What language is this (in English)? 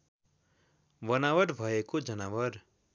Nepali